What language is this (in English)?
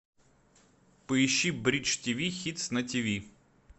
Russian